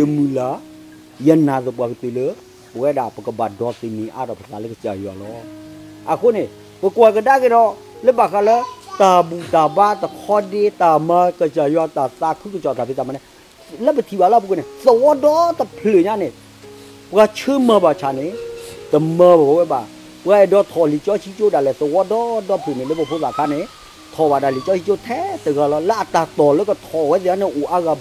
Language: Thai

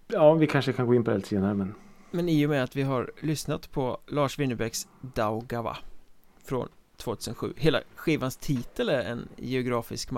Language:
Swedish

